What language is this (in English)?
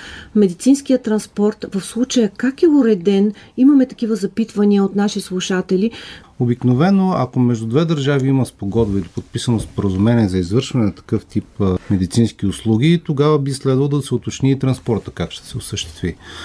Bulgarian